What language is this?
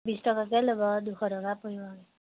Assamese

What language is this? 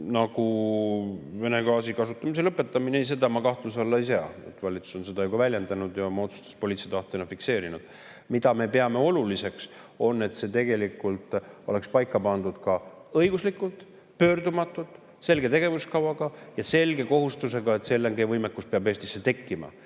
Estonian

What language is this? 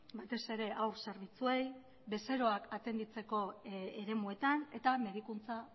Basque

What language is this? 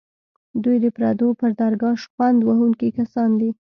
Pashto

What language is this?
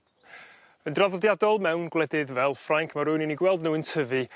Welsh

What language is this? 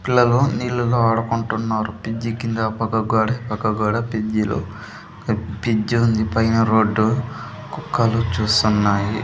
Telugu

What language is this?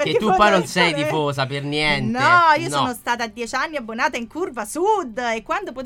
Italian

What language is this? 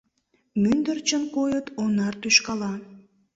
Mari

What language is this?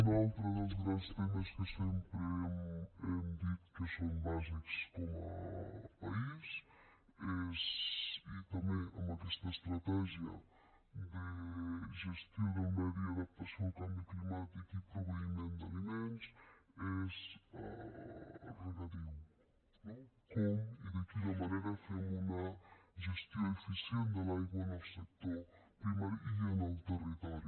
Catalan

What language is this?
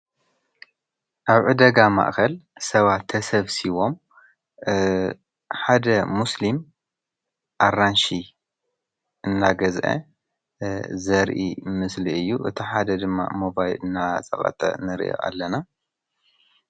Tigrinya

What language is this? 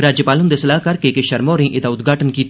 Dogri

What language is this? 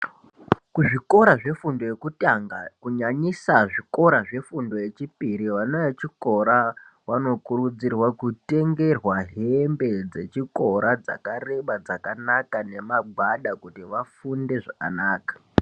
Ndau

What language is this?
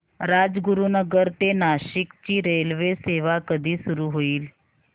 Marathi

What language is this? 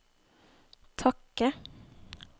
Norwegian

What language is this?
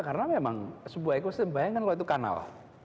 Indonesian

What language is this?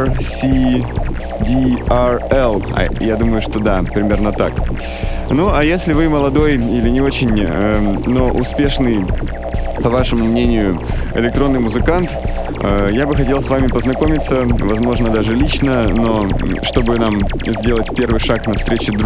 Russian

